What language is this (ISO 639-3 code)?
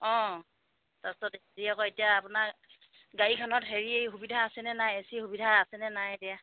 asm